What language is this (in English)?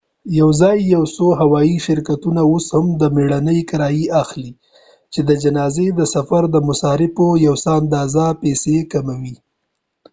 Pashto